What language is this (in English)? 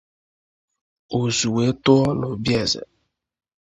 Igbo